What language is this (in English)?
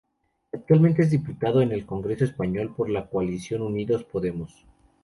Spanish